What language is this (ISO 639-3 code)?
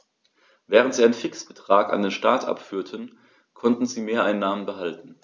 deu